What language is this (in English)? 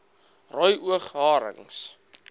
Afrikaans